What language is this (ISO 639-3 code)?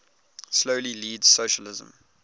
eng